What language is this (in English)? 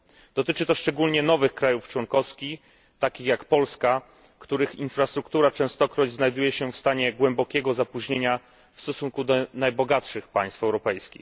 Polish